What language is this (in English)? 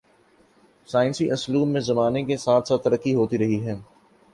Urdu